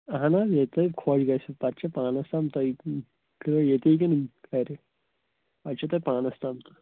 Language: Kashmiri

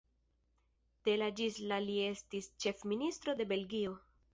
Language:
Esperanto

